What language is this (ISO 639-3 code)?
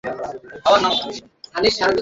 ben